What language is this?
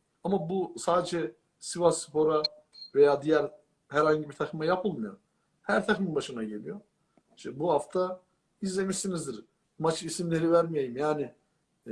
Turkish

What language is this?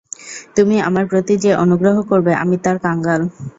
Bangla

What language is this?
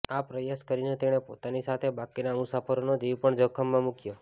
Gujarati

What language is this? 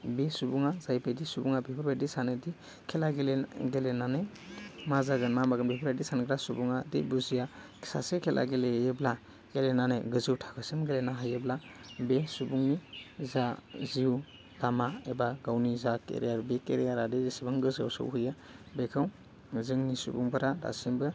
Bodo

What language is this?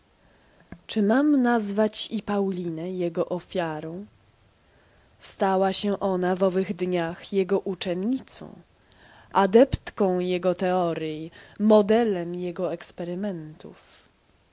Polish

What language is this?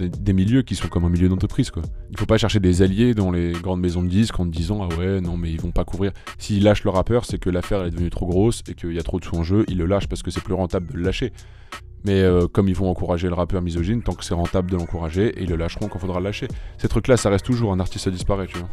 French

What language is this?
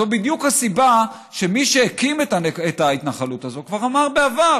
Hebrew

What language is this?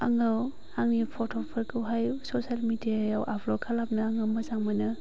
Bodo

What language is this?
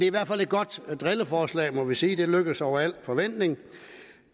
Danish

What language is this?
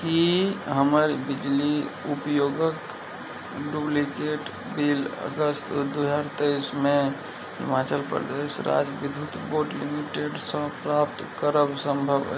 Maithili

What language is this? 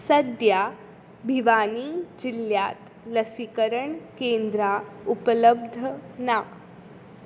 Konkani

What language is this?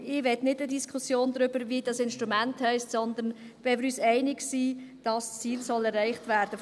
Swiss German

